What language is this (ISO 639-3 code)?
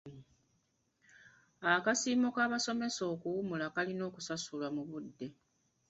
lug